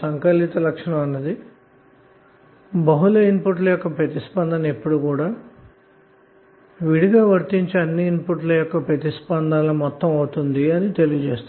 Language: Telugu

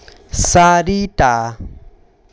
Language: Assamese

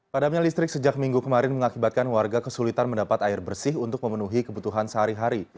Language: Indonesian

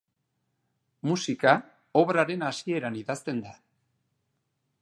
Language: Basque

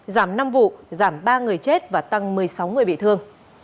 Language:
Vietnamese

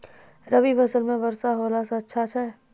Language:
Maithili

